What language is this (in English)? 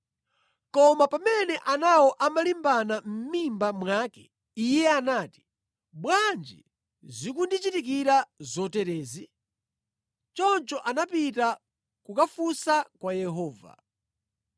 Nyanja